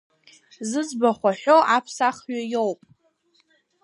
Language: Abkhazian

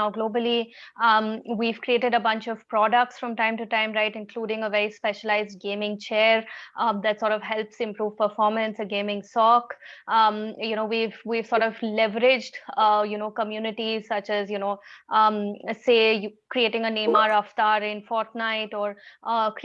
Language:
English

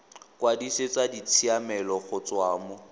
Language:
Tswana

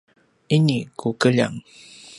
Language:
Paiwan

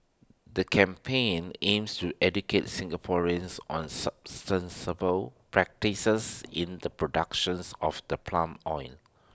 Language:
English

